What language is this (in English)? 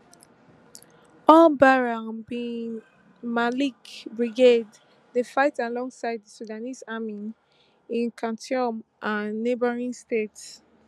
Nigerian Pidgin